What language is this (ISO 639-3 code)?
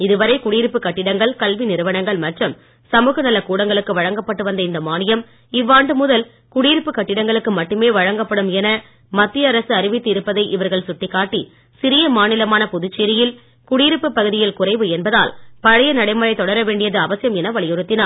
tam